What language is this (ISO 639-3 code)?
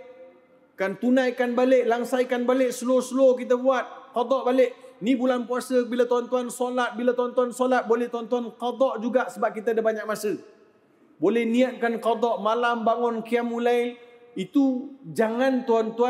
msa